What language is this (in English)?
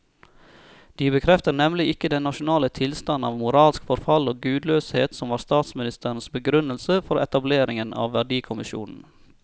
Norwegian